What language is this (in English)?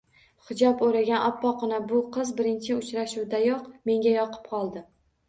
Uzbek